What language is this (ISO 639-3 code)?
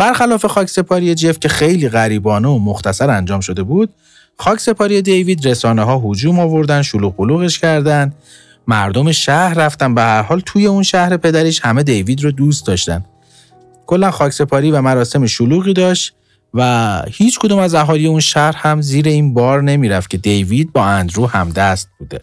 fas